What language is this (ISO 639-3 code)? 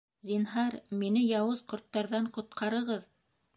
bak